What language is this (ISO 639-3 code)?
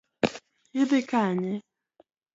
luo